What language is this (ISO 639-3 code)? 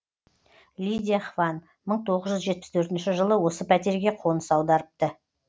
kaz